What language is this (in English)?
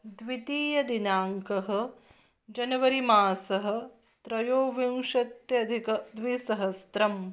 Sanskrit